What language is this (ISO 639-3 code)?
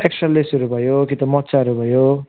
nep